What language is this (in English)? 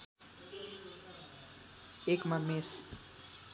Nepali